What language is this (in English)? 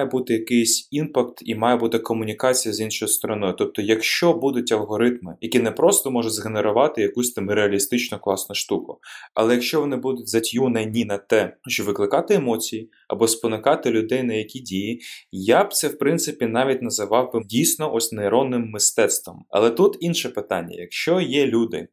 Ukrainian